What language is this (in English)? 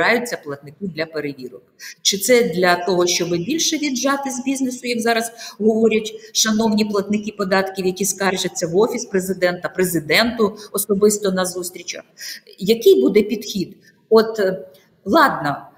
Ukrainian